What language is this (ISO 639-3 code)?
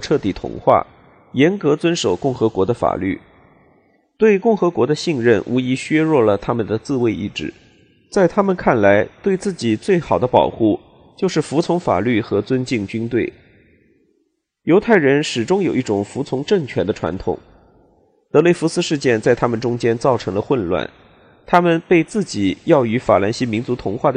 zho